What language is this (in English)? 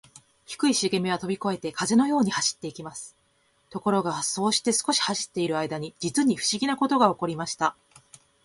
Japanese